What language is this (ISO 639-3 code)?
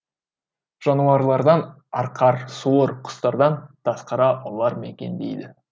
kaz